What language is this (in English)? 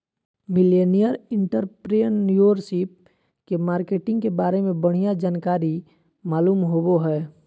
Magahi